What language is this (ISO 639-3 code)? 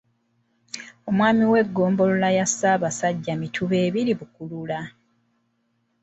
lug